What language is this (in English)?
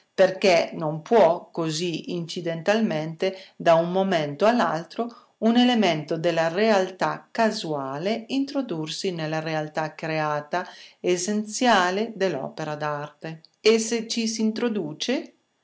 Italian